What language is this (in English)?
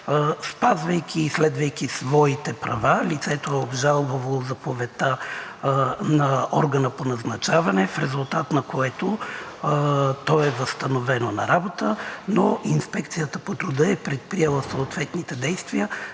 Bulgarian